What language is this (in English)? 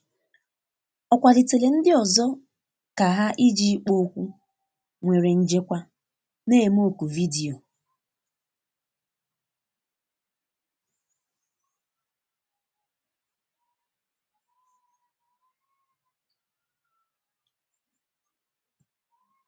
Igbo